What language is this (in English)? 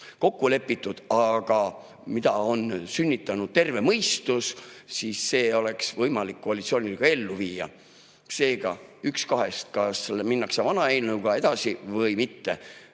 Estonian